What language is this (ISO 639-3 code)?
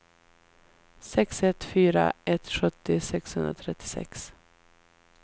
swe